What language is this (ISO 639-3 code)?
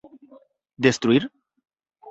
glg